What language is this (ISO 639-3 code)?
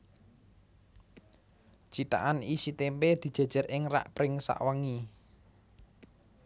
jav